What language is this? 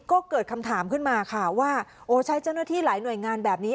Thai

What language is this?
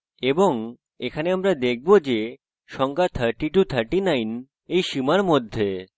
Bangla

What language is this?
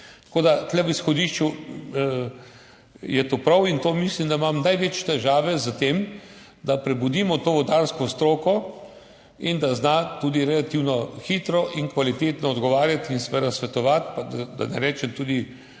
Slovenian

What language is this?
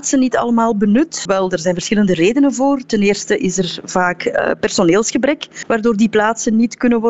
Dutch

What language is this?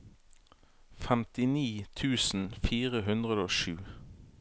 Norwegian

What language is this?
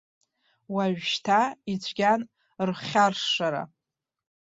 Abkhazian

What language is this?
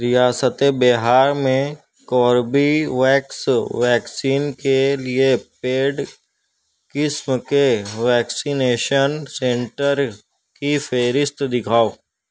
Urdu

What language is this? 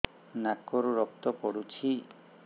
Odia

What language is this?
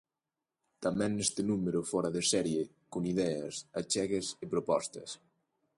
Galician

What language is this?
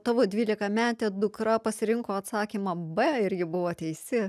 Lithuanian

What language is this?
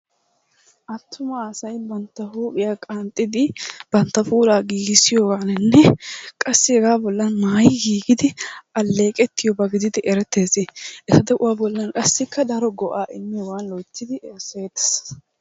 Wolaytta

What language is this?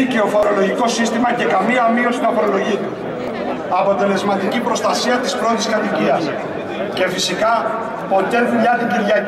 Greek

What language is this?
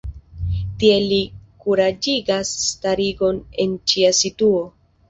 Esperanto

